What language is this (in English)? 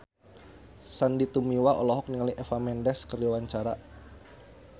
Sundanese